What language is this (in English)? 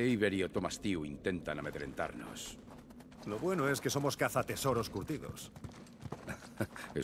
Spanish